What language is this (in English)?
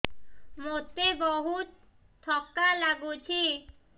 Odia